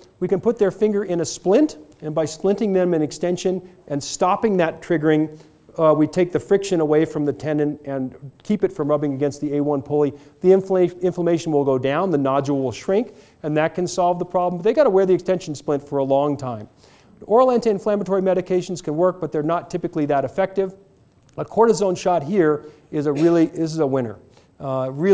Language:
English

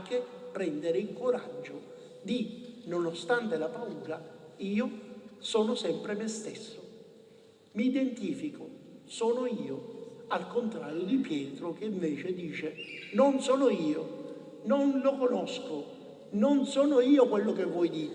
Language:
Italian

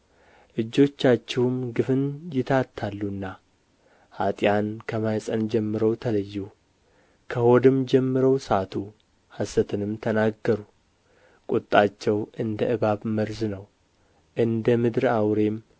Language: Amharic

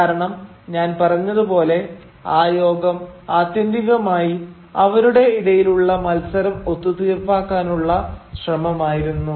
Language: Malayalam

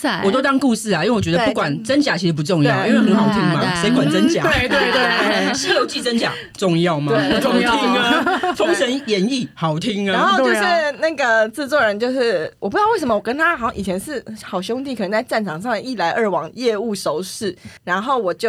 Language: Chinese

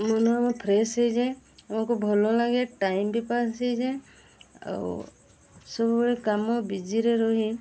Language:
Odia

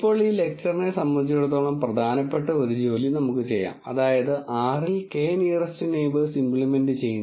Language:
Malayalam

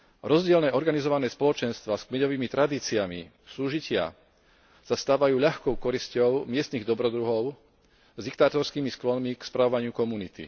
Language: Slovak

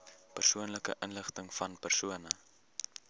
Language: Afrikaans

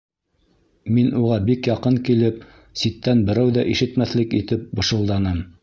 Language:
Bashkir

